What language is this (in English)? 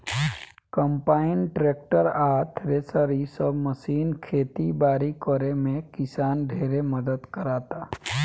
Bhojpuri